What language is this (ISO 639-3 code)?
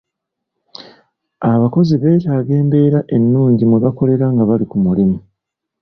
lug